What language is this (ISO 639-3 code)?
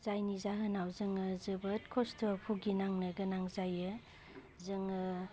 brx